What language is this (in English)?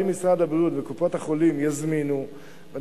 Hebrew